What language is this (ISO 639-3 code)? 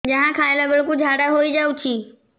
ori